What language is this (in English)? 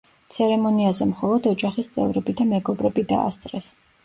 Georgian